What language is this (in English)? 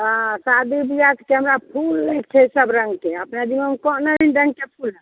Maithili